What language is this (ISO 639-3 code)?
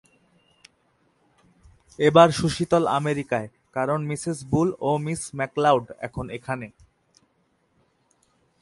ben